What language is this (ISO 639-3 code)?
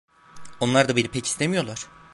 tur